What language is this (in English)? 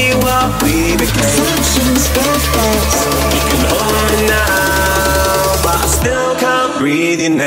English